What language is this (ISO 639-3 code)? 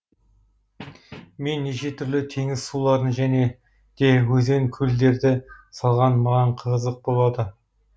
kaz